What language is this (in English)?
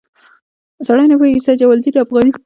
Pashto